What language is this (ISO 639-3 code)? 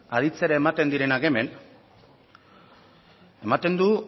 eus